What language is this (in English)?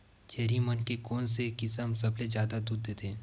Chhattisgarhi